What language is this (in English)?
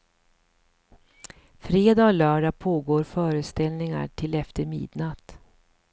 Swedish